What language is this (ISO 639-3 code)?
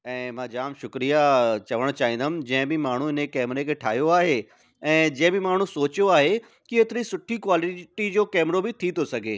snd